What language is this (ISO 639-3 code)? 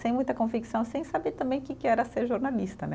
por